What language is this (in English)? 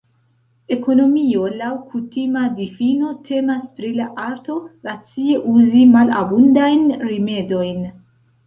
Esperanto